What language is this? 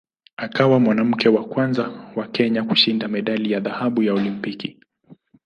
Swahili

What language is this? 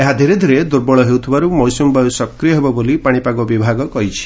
Odia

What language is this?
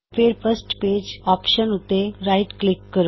Punjabi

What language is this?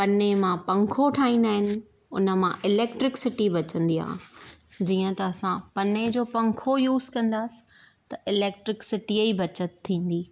Sindhi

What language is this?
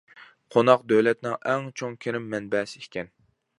Uyghur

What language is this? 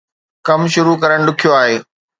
Sindhi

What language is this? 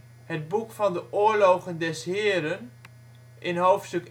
Dutch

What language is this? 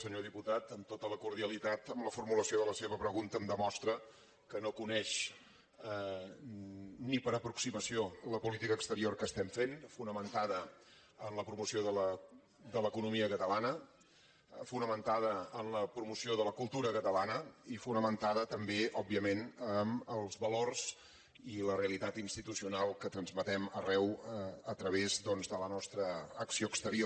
Catalan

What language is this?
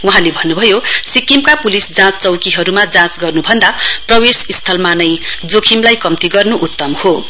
Nepali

